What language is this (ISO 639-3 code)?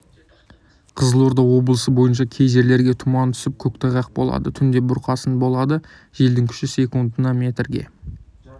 kaz